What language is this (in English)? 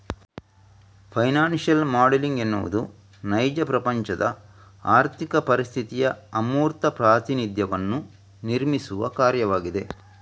Kannada